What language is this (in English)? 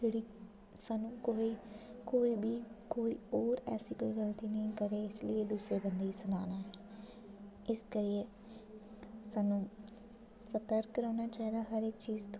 Dogri